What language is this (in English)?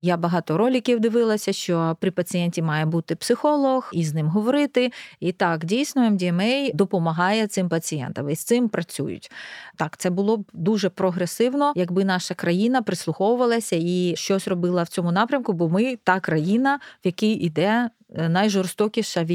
Ukrainian